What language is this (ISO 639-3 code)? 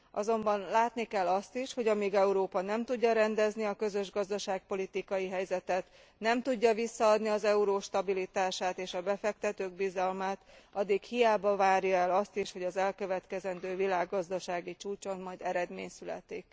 hun